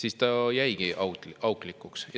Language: Estonian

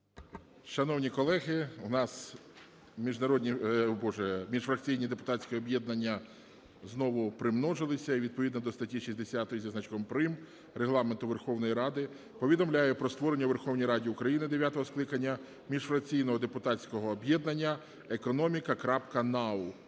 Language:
Ukrainian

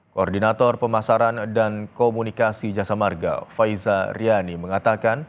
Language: Indonesian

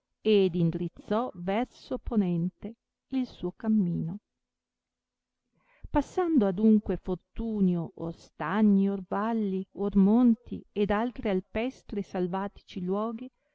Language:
Italian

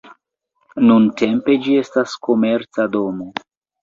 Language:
Esperanto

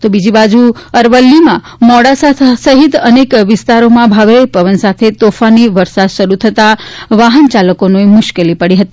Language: Gujarati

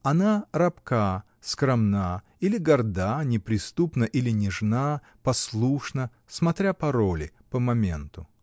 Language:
Russian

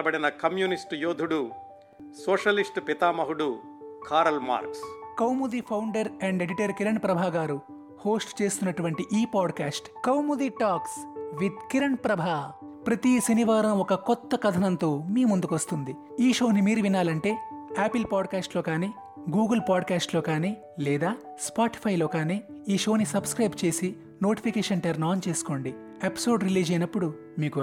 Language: Telugu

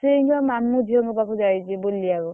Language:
Odia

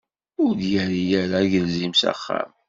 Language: Kabyle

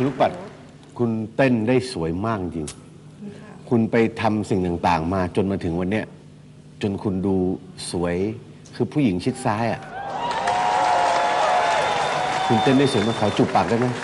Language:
Thai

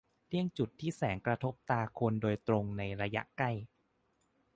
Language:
Thai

